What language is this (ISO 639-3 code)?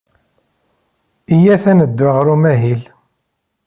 kab